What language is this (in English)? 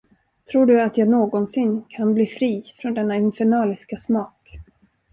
Swedish